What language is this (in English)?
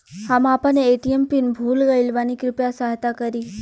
Bhojpuri